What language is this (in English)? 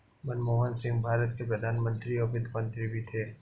Hindi